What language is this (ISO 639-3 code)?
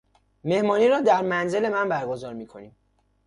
fas